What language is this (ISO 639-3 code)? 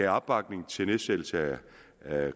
dan